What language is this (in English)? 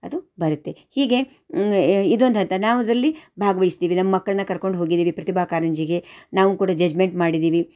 Kannada